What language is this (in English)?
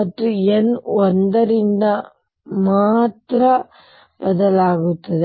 Kannada